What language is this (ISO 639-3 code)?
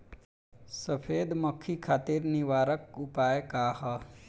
bho